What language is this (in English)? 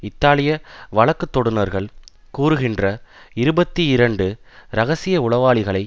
Tamil